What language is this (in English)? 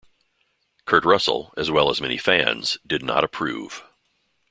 English